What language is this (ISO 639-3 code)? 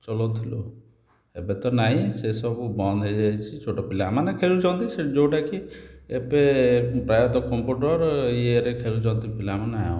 ori